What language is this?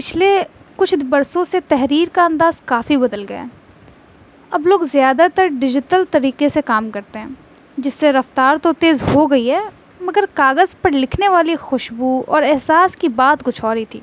Urdu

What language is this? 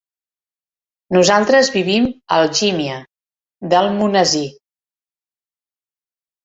Catalan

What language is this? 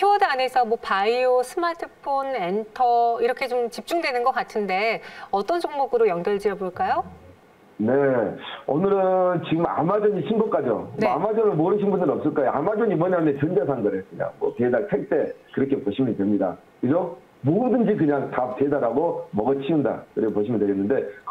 Korean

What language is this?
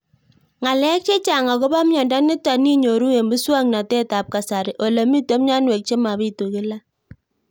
Kalenjin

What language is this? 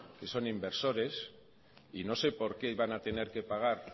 Spanish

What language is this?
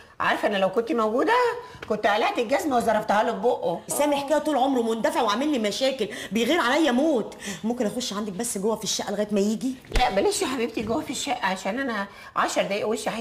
Arabic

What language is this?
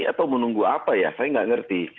Indonesian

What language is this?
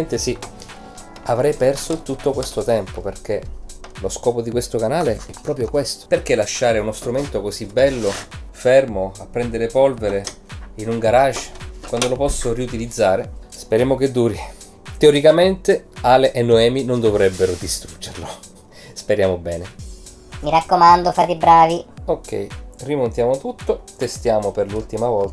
Italian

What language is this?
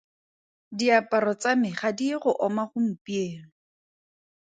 Tswana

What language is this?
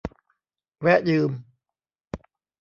Thai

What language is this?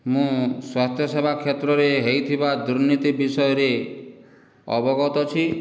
Odia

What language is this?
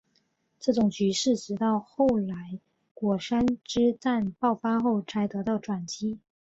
Chinese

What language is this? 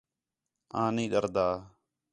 Khetrani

